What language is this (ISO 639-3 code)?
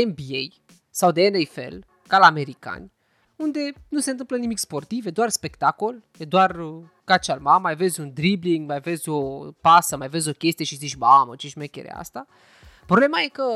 ron